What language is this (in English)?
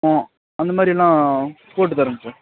Tamil